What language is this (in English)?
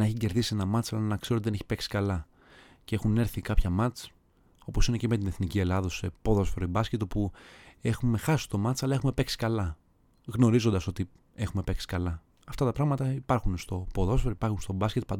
Greek